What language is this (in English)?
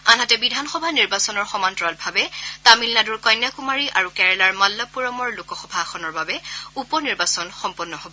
Assamese